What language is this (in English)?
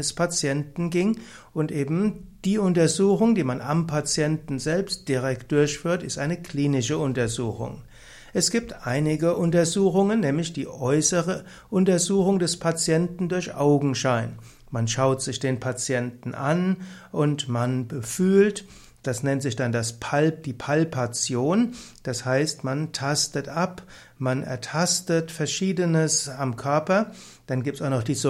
German